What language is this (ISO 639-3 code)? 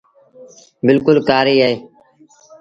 sbn